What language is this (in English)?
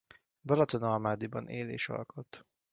Hungarian